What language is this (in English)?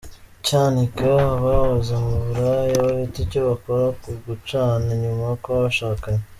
Kinyarwanda